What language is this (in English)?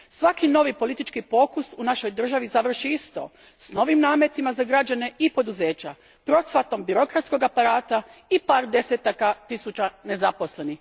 Croatian